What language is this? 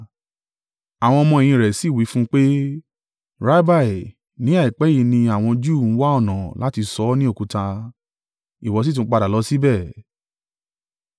Yoruba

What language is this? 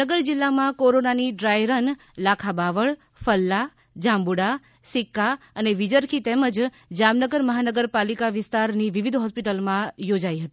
Gujarati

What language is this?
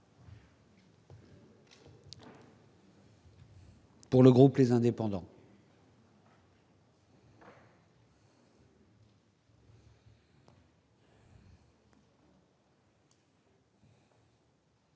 French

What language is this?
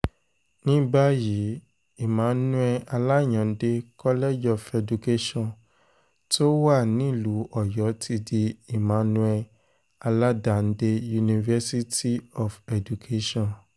Yoruba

